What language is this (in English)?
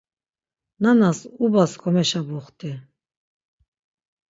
Laz